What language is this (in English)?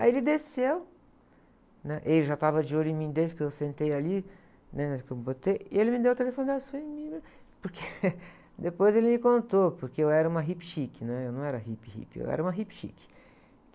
Portuguese